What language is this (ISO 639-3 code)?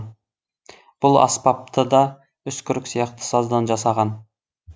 kaz